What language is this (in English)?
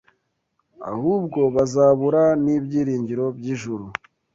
Kinyarwanda